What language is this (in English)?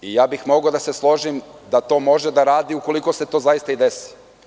Serbian